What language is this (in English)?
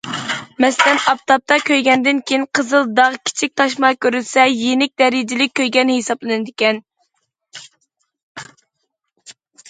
Uyghur